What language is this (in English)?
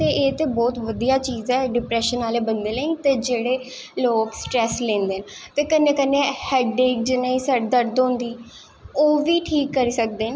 Dogri